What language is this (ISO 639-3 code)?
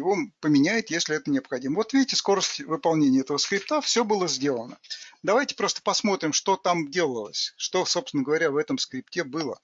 rus